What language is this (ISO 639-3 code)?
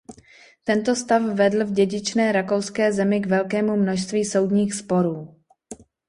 ces